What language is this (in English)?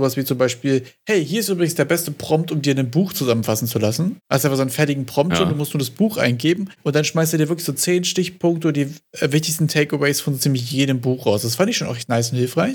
German